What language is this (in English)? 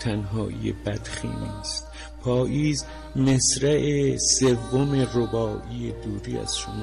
Persian